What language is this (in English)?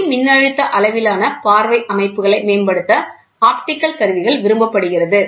Tamil